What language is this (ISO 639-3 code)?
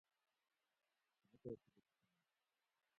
gwc